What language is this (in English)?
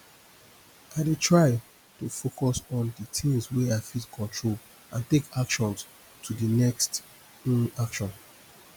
Nigerian Pidgin